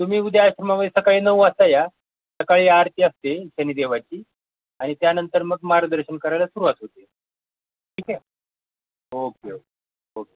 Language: Marathi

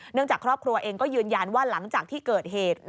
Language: Thai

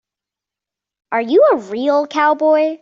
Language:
English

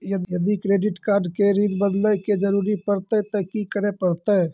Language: Maithili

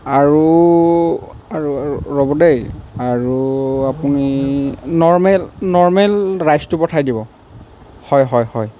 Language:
Assamese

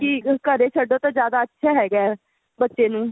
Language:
Punjabi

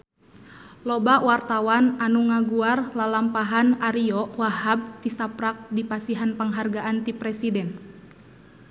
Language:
Sundanese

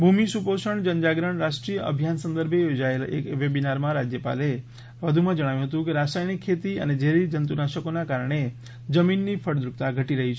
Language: Gujarati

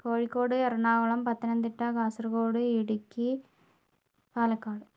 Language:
Malayalam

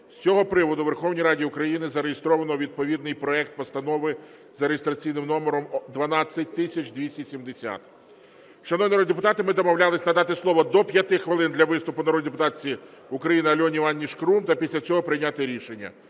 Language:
Ukrainian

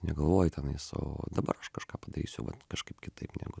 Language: Lithuanian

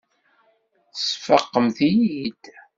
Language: Kabyle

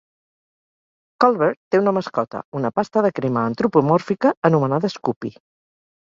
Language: Catalan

